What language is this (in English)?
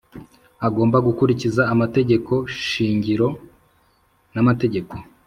Kinyarwanda